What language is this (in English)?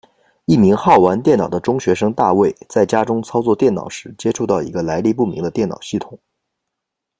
Chinese